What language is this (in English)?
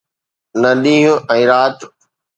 Sindhi